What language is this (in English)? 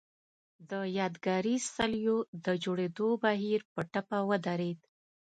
Pashto